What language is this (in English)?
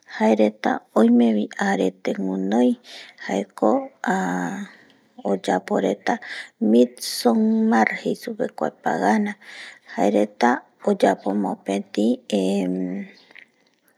Eastern Bolivian Guaraní